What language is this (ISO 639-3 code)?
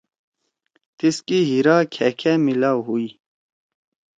trw